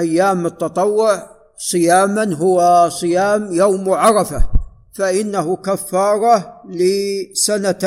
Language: Arabic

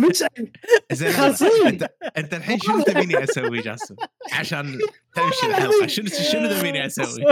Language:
Arabic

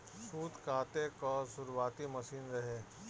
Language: Bhojpuri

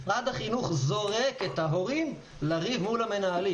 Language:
Hebrew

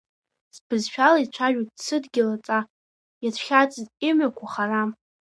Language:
Abkhazian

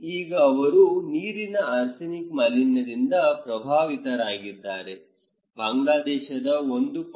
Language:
Kannada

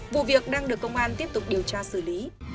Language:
Vietnamese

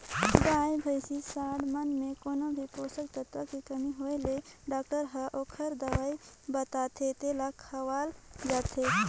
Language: Chhattisgarhi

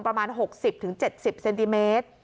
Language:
Thai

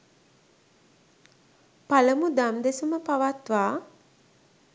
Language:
Sinhala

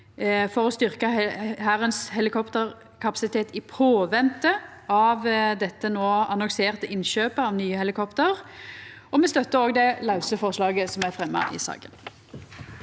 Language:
Norwegian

